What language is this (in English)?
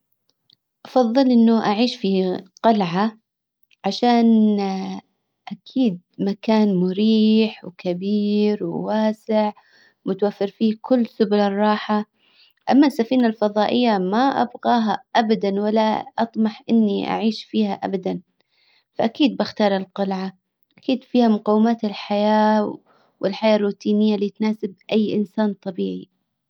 Hijazi Arabic